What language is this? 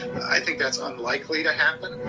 English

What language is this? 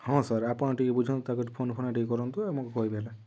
Odia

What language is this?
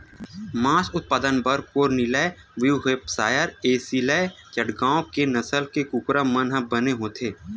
Chhattisgarhi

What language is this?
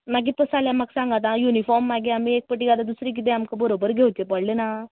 Konkani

